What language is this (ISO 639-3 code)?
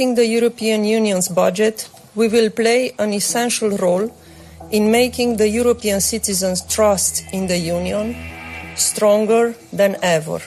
ces